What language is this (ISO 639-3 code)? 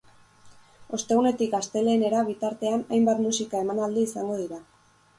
eus